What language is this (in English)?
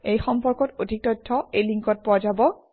Assamese